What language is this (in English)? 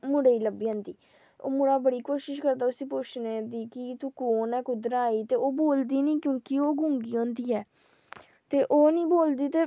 Dogri